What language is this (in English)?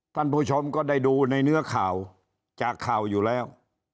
Thai